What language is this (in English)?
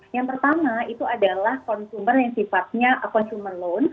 Indonesian